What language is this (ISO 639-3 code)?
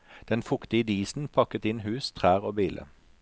nor